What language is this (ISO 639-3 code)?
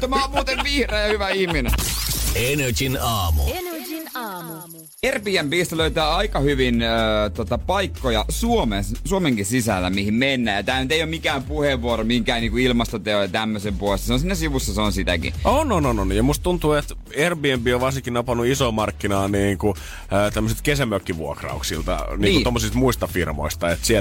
fin